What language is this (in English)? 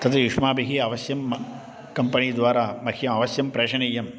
Sanskrit